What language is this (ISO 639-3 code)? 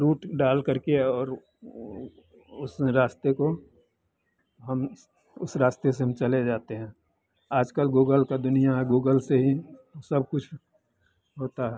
hin